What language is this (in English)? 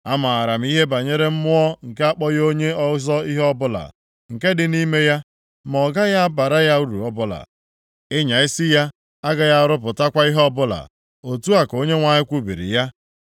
Igbo